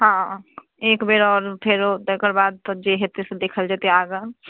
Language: Maithili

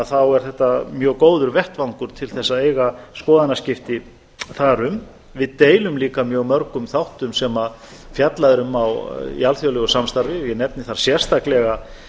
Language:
Icelandic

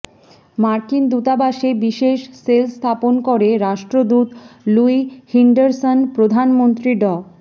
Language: Bangla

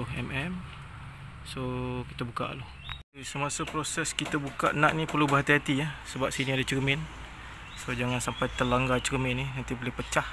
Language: Malay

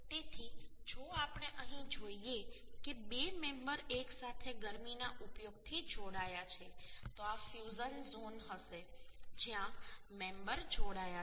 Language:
Gujarati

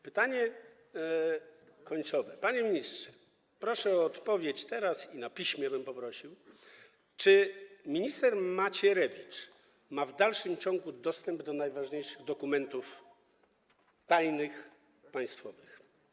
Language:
Polish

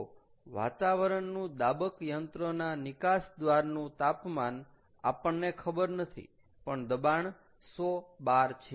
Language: Gujarati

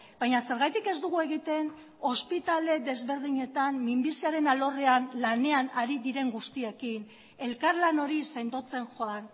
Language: Basque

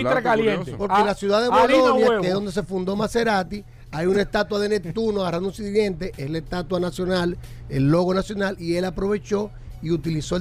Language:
Spanish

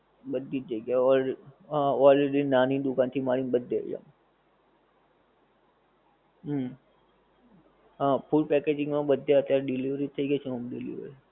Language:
Gujarati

